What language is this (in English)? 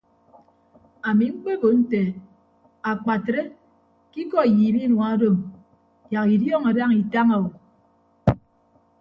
Ibibio